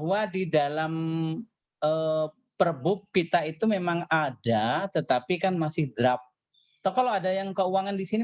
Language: Indonesian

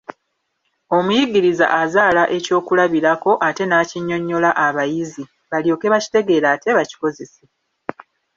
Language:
Ganda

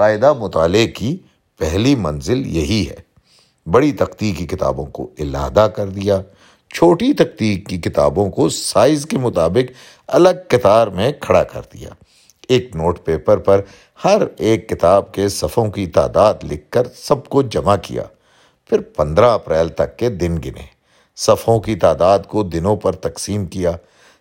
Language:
Urdu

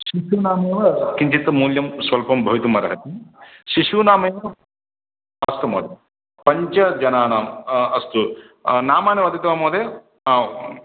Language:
Sanskrit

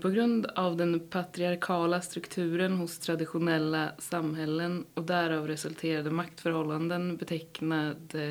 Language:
Swedish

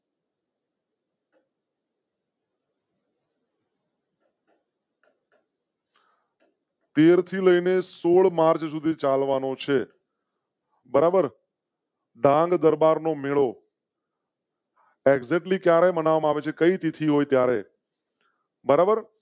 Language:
Gujarati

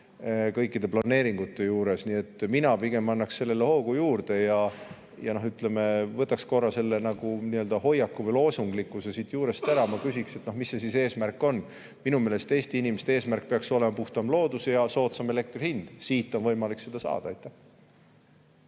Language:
Estonian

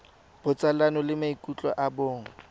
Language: Tswana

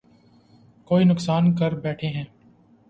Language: Urdu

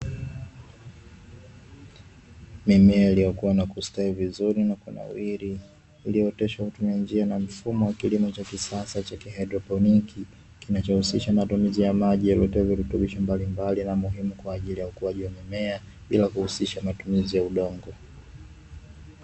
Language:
Swahili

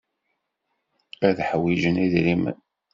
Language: Kabyle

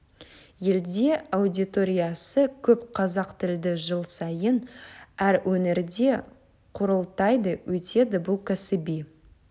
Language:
Kazakh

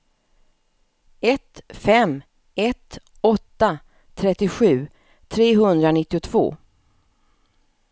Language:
Swedish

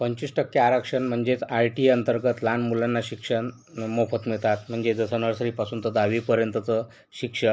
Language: Marathi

